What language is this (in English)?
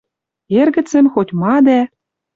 Western Mari